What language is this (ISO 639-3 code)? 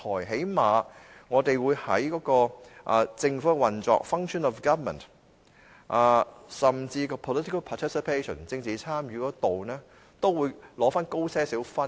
yue